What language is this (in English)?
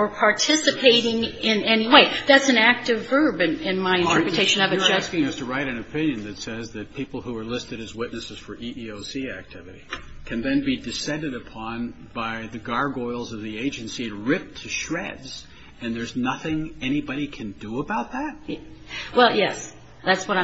English